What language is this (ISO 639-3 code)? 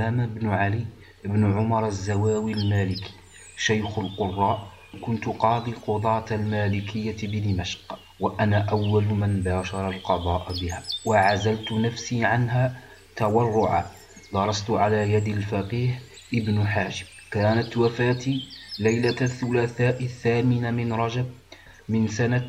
ara